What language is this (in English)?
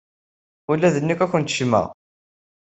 Kabyle